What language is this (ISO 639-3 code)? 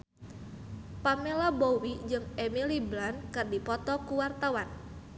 sun